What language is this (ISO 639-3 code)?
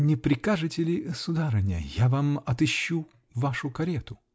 rus